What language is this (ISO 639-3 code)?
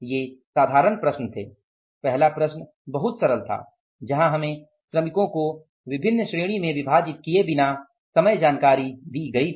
hin